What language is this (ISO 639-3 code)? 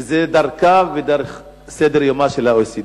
heb